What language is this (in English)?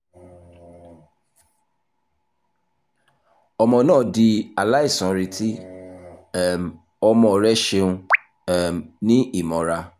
Yoruba